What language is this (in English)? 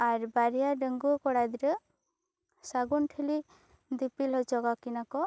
Santali